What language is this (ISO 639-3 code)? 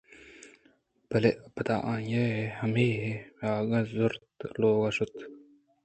bgp